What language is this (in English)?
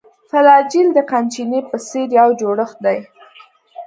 Pashto